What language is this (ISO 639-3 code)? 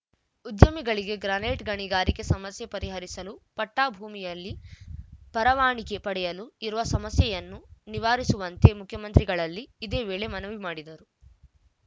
kan